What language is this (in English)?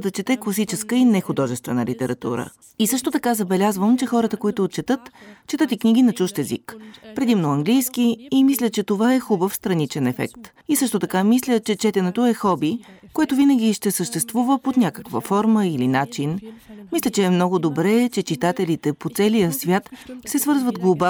Bulgarian